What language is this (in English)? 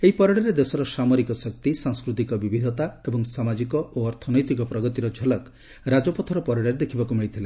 Odia